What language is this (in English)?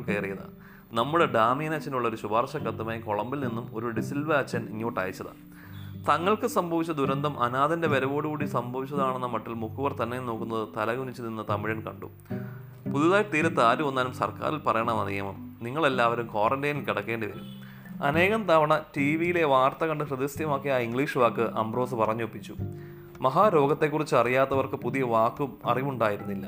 Malayalam